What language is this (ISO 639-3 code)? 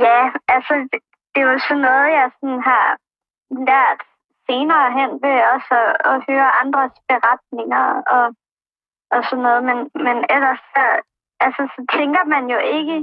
dan